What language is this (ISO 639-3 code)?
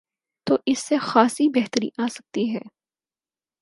urd